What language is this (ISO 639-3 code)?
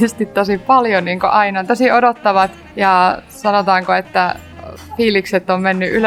fin